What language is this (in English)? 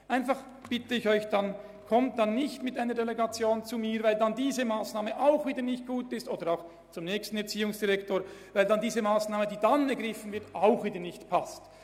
Swiss German